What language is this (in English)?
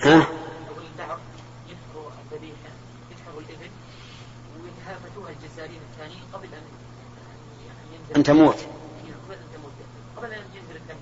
Arabic